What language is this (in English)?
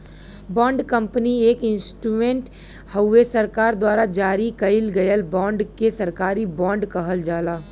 Bhojpuri